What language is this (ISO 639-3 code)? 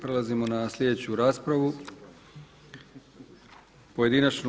hrv